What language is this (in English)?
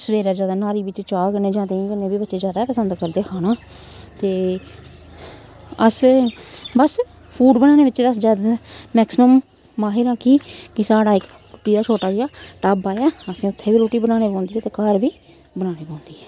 Dogri